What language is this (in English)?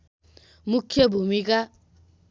Nepali